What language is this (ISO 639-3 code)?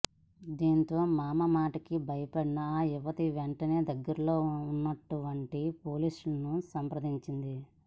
tel